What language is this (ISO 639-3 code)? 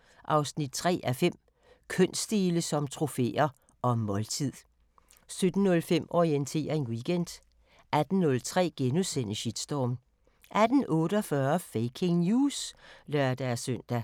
dan